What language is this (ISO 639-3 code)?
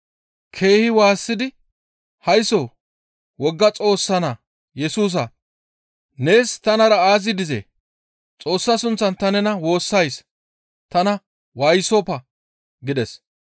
gmv